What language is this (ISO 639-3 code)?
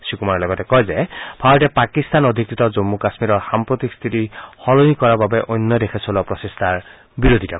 asm